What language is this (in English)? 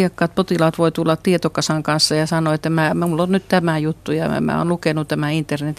Finnish